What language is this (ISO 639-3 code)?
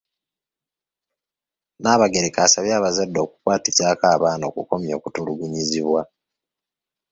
lug